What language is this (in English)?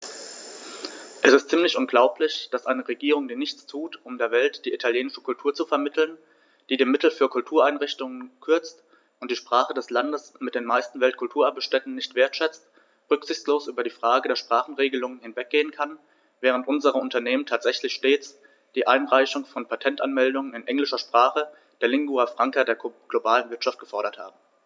German